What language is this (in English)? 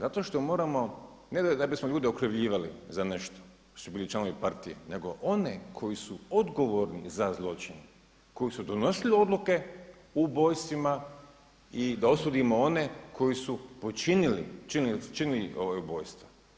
Croatian